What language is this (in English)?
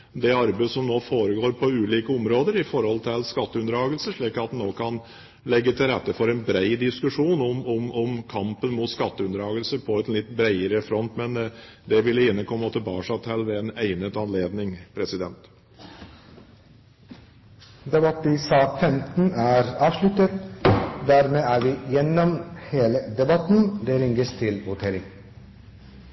Norwegian